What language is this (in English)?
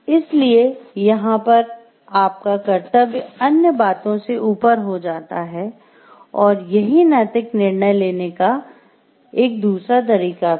Hindi